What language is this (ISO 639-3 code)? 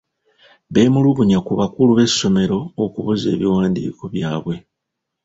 lug